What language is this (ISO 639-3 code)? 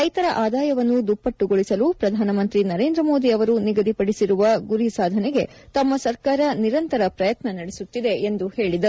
kan